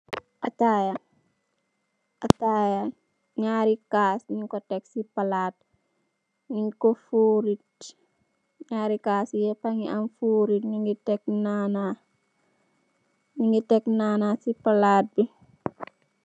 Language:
Wolof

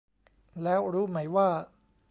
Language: Thai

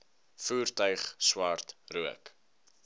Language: Afrikaans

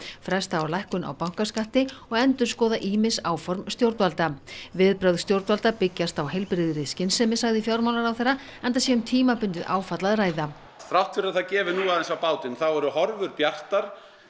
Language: Icelandic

